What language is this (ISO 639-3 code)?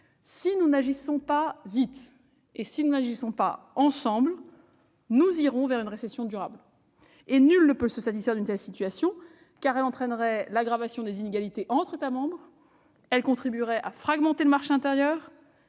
fra